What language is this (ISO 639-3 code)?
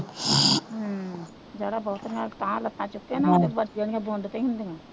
pan